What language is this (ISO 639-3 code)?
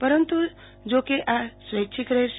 guj